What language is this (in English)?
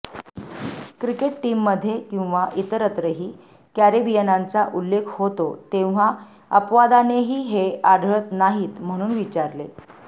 Marathi